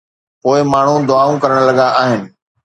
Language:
Sindhi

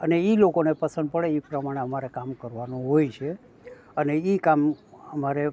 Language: Gujarati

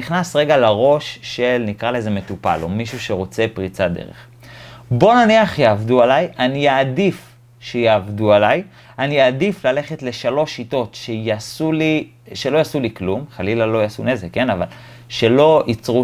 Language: Hebrew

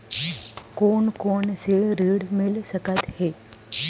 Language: Chhattisgarhi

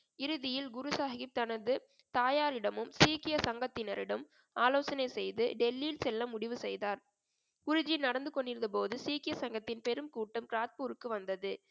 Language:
Tamil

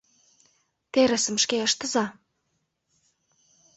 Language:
Mari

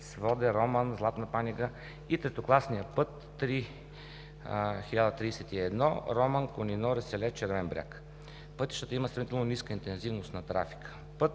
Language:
Bulgarian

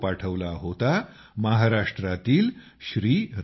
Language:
Marathi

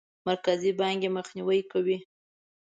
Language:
Pashto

